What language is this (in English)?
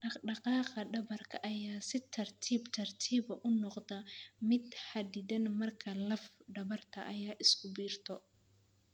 Somali